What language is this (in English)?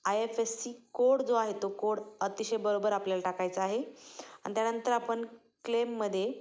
Marathi